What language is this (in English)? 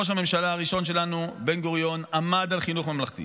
Hebrew